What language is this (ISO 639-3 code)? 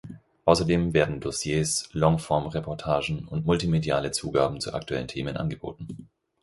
deu